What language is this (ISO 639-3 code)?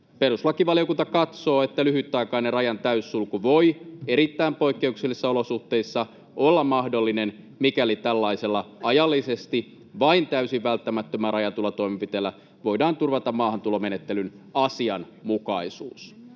fin